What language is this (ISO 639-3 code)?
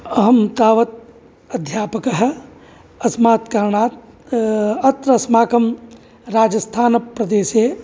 san